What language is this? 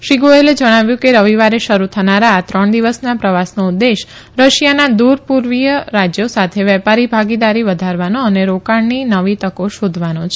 Gujarati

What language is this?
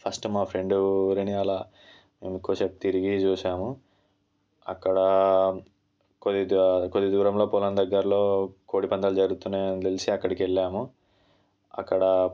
Telugu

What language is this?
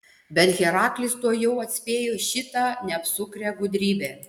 Lithuanian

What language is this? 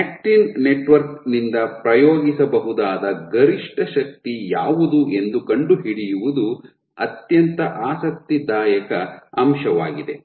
Kannada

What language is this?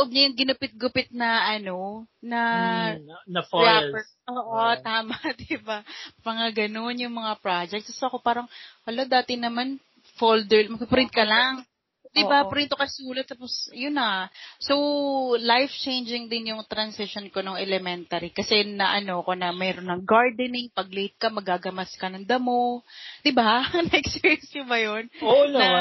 Filipino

